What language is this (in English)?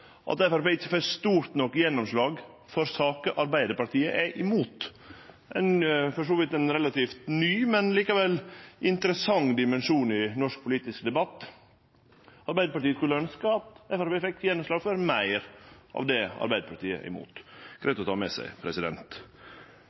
Norwegian Nynorsk